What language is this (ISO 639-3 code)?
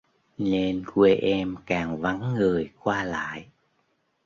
vie